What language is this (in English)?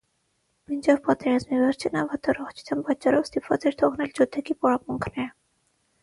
Armenian